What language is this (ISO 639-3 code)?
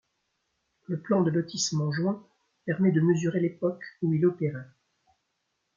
fra